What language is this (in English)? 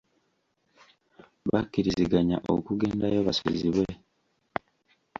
Ganda